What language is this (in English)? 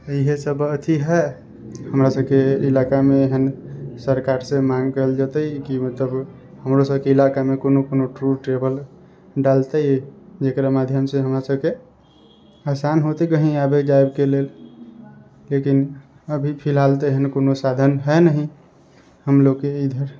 Maithili